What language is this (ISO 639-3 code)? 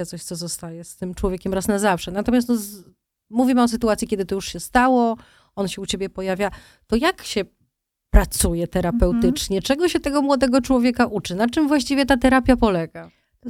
pol